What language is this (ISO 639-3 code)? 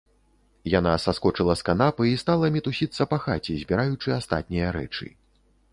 bel